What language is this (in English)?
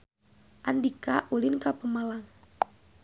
Sundanese